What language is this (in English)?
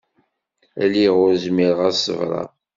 Kabyle